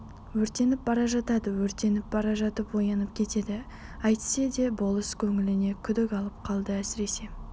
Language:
Kazakh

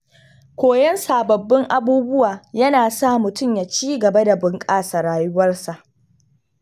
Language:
Hausa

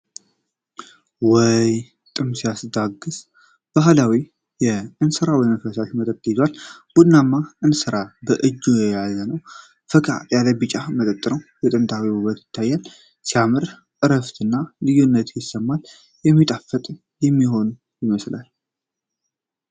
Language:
Amharic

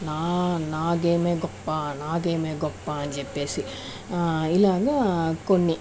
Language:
Telugu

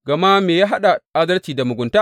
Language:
Hausa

